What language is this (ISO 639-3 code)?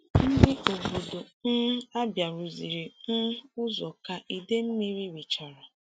ibo